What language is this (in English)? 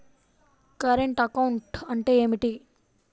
Telugu